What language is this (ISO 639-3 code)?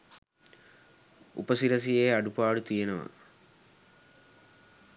sin